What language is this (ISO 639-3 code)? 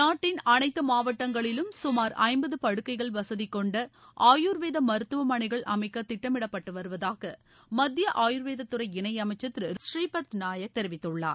tam